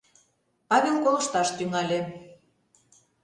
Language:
Mari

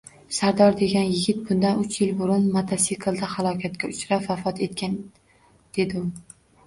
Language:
Uzbek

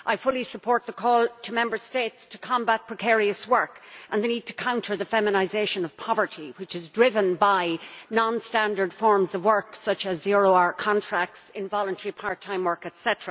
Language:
English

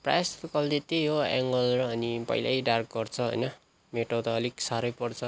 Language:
Nepali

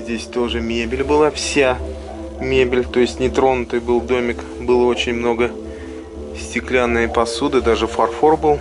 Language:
Russian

